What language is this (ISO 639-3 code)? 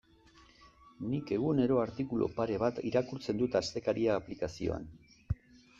eus